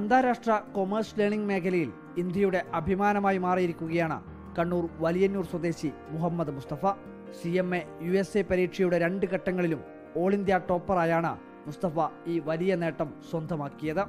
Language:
Malayalam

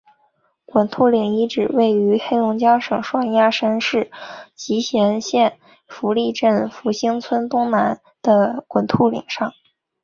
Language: Chinese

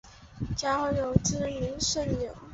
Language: Chinese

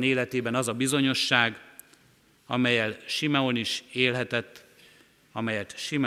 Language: Hungarian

